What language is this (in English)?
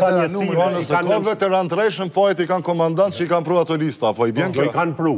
Romanian